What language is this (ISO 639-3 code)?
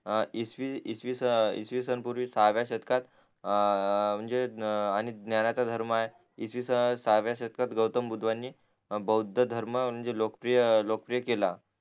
mar